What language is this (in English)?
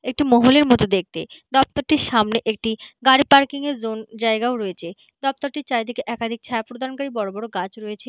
Bangla